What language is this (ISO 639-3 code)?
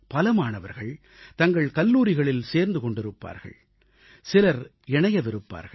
tam